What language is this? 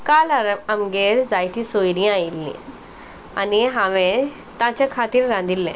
Konkani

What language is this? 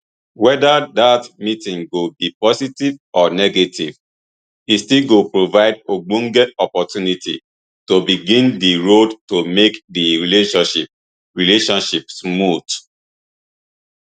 Nigerian Pidgin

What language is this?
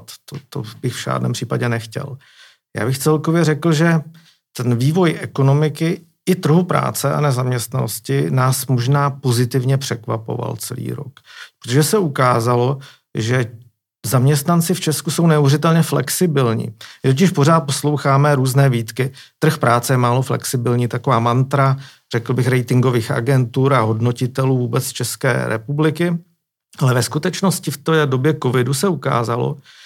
Czech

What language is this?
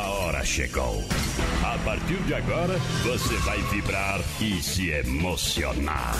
Portuguese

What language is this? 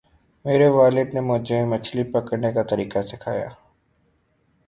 Urdu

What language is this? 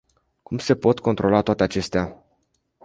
Romanian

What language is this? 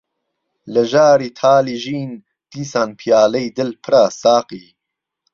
Central Kurdish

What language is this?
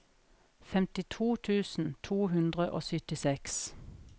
Norwegian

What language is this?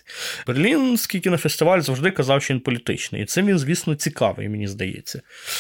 Ukrainian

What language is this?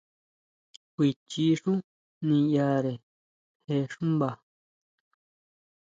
Huautla Mazatec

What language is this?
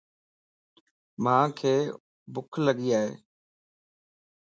Lasi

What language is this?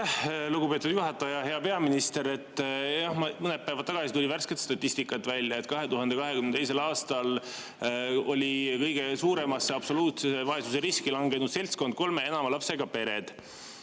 Estonian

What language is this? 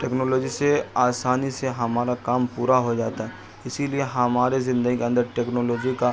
Urdu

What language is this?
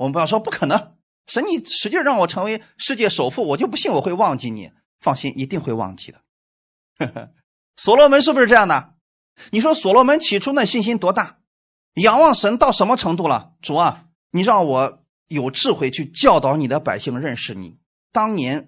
Chinese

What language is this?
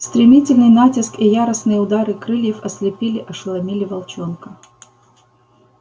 Russian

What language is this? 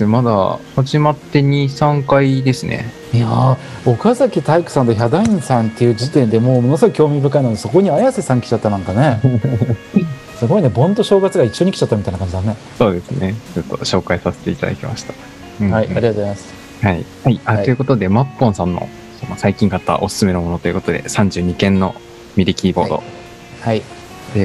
Japanese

